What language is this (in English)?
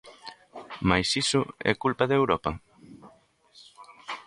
Galician